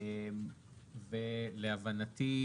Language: Hebrew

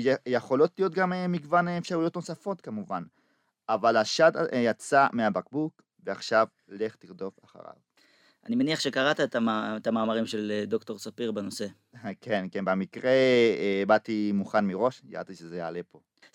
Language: Hebrew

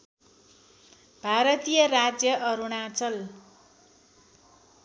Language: Nepali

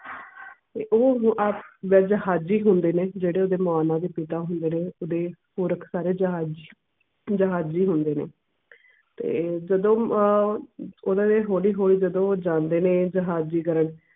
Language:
Punjabi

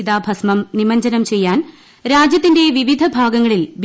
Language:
Malayalam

